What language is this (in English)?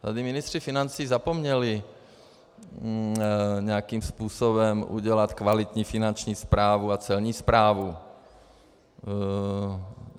Czech